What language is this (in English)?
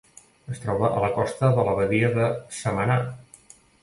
Catalan